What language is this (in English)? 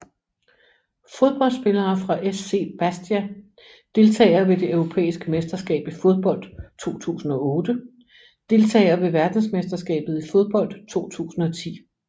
Danish